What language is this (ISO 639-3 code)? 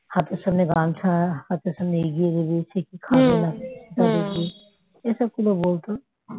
ben